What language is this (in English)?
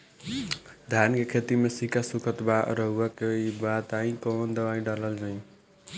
Bhojpuri